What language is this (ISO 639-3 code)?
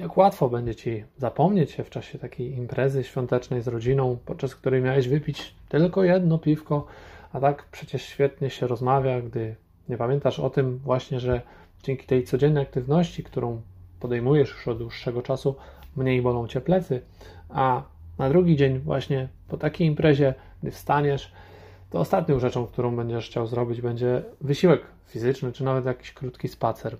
pol